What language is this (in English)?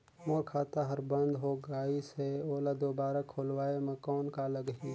Chhattisgarhi